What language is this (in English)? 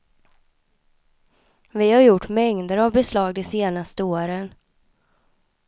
Swedish